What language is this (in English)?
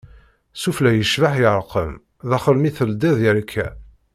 Kabyle